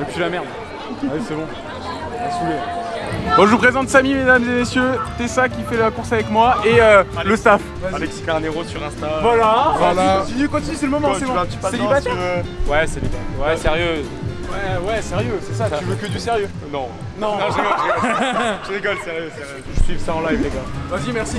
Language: French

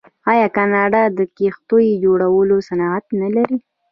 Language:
Pashto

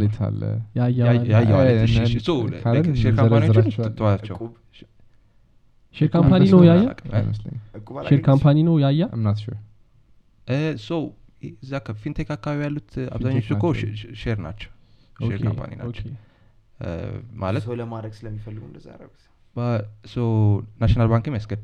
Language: Amharic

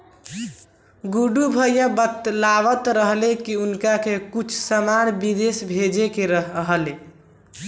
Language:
Bhojpuri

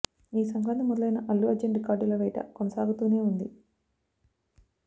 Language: Telugu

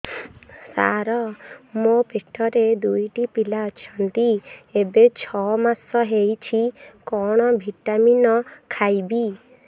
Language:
Odia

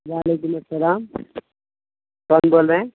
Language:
Urdu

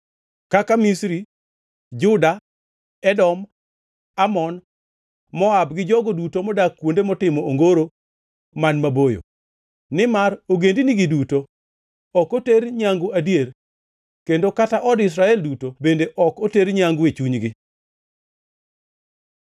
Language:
Luo (Kenya and Tanzania)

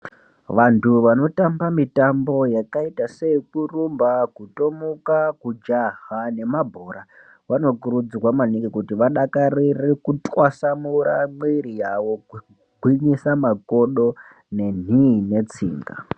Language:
Ndau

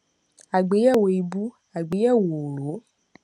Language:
Yoruba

